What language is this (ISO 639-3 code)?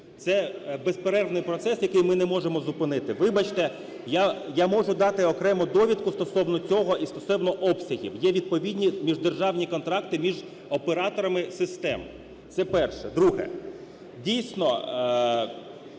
ukr